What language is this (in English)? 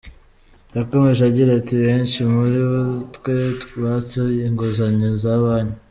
Kinyarwanda